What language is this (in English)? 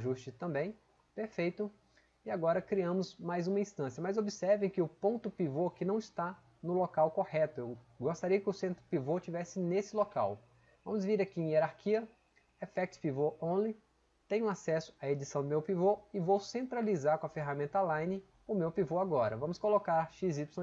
Portuguese